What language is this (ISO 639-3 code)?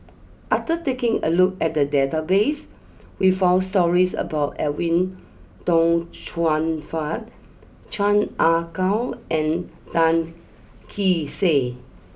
eng